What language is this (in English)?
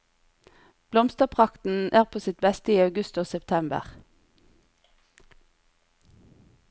Norwegian